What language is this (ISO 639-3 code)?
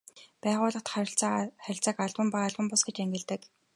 mon